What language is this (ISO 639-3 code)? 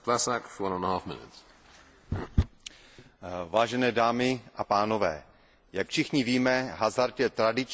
ces